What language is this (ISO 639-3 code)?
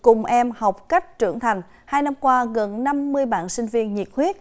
vie